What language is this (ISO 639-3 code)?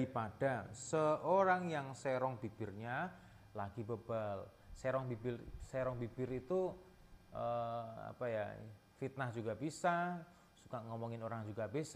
ind